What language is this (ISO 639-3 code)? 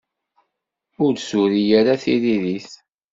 kab